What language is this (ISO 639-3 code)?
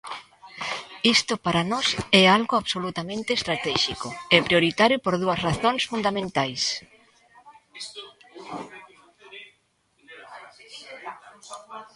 glg